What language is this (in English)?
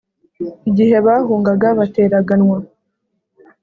Kinyarwanda